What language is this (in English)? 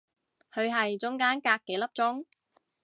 Cantonese